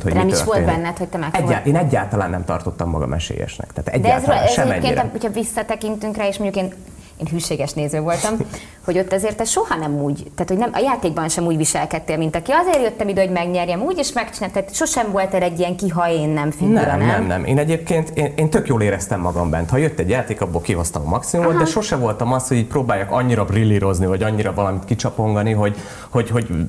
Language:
Hungarian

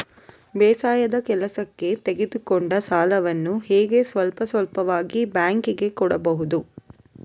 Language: Kannada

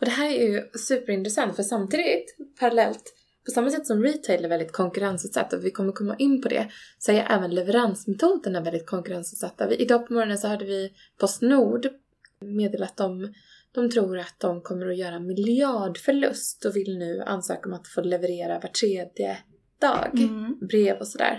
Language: Swedish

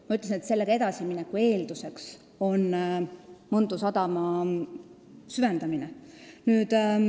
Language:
Estonian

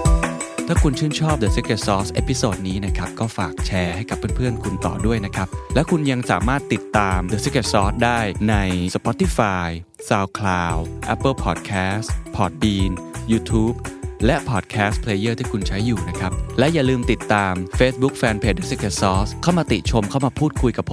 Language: Thai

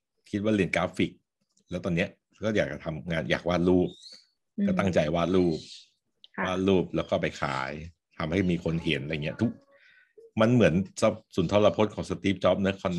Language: Thai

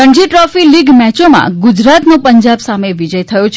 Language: Gujarati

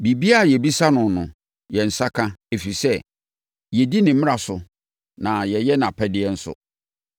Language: Akan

